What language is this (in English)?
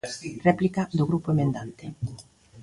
Galician